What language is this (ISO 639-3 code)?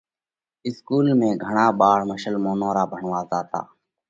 kvx